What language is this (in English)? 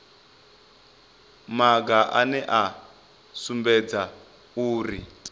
Venda